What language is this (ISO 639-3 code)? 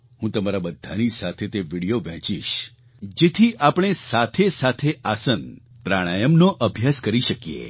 guj